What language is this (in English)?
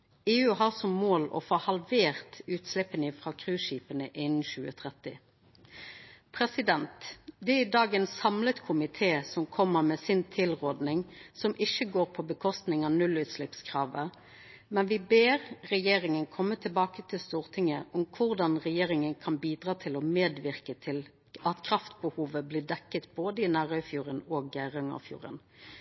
Norwegian Nynorsk